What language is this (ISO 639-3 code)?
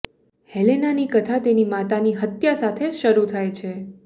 guj